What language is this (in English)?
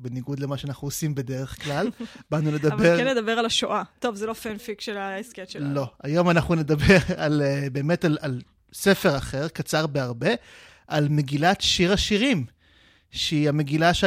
Hebrew